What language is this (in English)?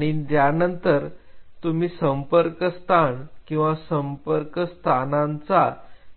Marathi